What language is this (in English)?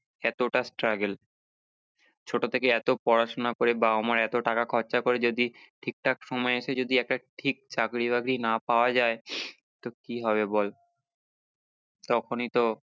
Bangla